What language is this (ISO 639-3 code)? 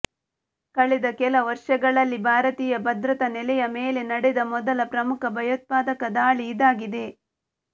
kan